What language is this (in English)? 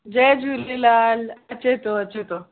Sindhi